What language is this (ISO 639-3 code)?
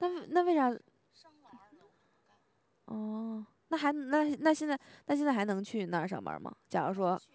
zho